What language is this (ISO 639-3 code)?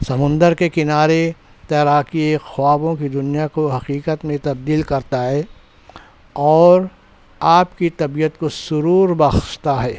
urd